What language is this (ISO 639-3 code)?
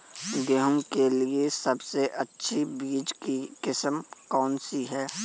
hin